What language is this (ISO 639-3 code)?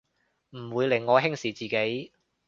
yue